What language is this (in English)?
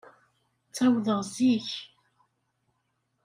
Kabyle